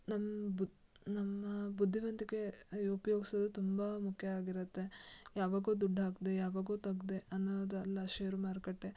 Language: Kannada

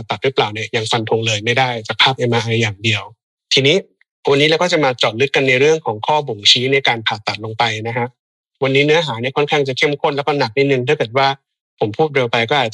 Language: Thai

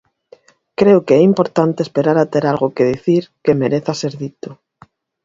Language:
Galician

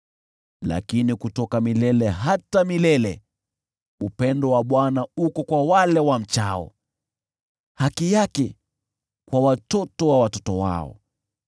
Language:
Swahili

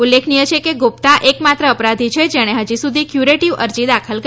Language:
Gujarati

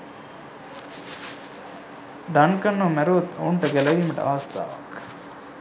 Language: Sinhala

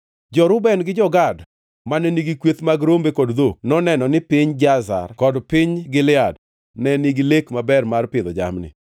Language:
Luo (Kenya and Tanzania)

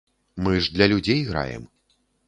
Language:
Belarusian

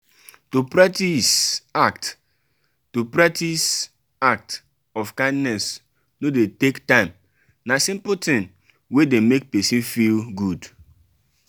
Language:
Nigerian Pidgin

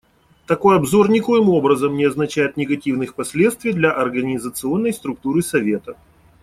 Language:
Russian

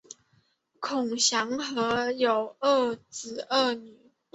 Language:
Chinese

